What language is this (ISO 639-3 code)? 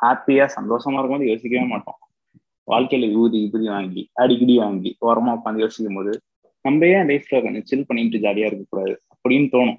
tam